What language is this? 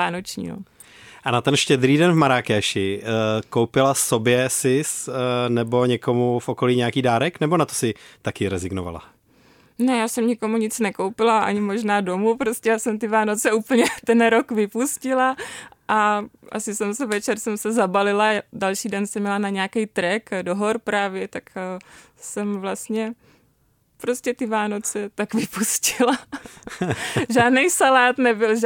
Czech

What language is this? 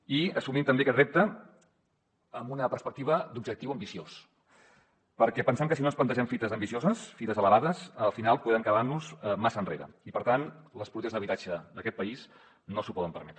Catalan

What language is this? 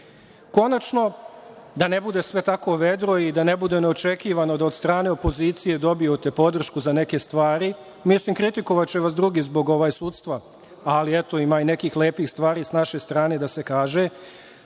Serbian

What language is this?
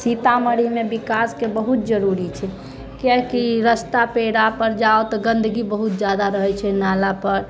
Maithili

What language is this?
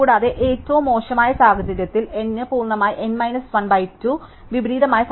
Malayalam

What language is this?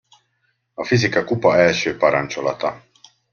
Hungarian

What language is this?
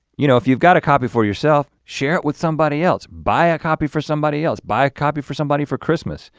English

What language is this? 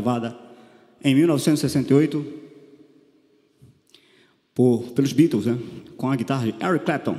Portuguese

